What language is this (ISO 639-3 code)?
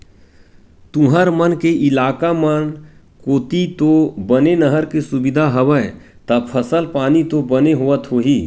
hne